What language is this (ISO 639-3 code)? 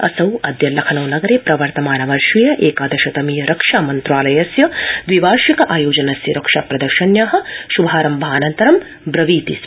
san